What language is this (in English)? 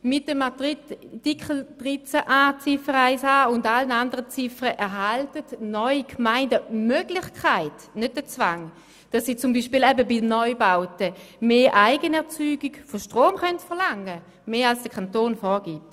Swiss German